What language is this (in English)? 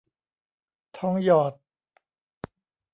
Thai